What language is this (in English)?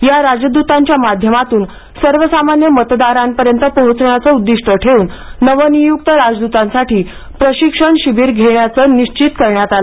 Marathi